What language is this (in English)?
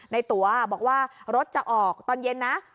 Thai